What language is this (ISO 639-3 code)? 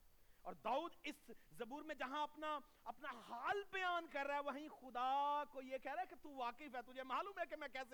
urd